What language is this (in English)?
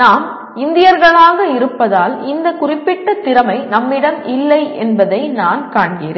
Tamil